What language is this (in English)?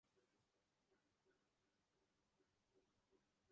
Urdu